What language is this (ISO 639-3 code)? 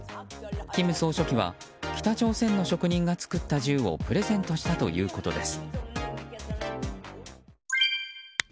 jpn